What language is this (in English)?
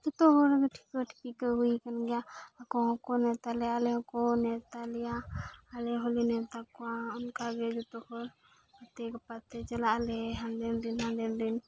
Santali